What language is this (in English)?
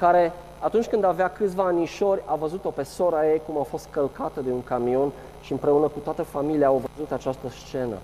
Romanian